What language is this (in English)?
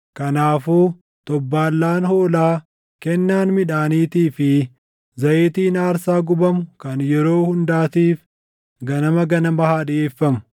Oromo